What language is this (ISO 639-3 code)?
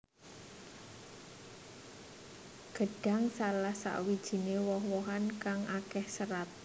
jav